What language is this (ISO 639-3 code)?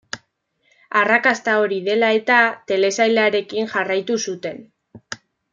eus